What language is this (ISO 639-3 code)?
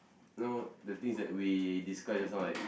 eng